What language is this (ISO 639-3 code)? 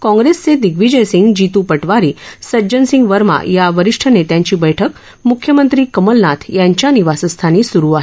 mar